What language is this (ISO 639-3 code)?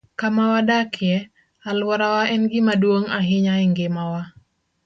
luo